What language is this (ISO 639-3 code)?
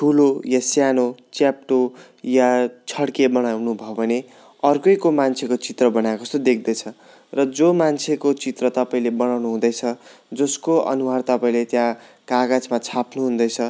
nep